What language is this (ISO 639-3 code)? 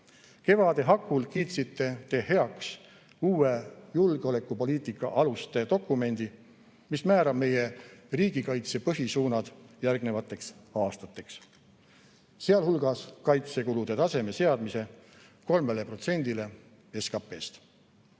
est